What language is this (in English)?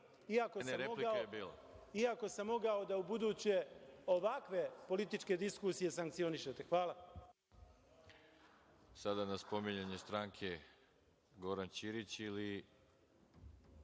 Serbian